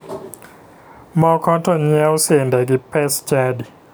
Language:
Luo (Kenya and Tanzania)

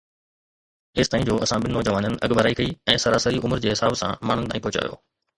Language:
Sindhi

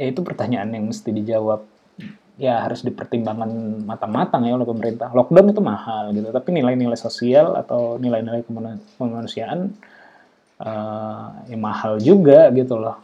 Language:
Indonesian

